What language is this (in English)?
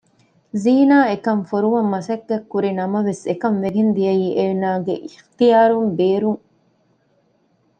Divehi